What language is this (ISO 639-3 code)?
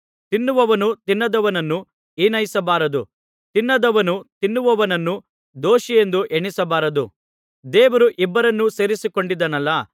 kan